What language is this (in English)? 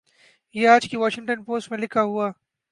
Urdu